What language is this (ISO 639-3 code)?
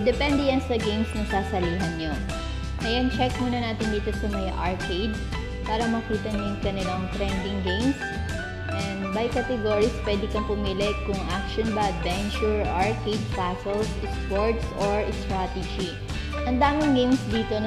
fil